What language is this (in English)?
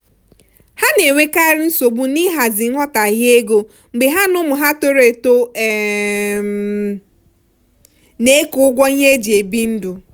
Igbo